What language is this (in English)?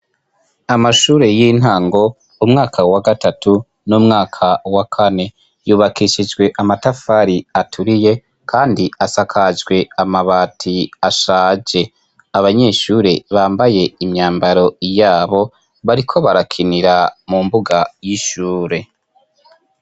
Rundi